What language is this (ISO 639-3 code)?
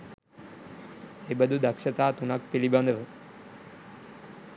sin